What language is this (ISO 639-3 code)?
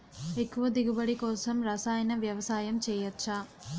tel